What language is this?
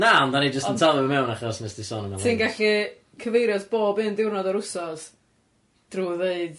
Welsh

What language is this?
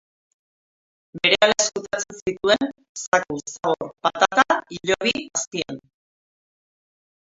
Basque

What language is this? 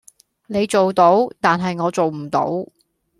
Cantonese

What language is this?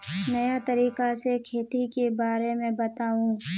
Magahi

